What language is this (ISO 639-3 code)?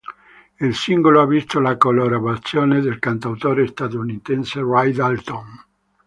ita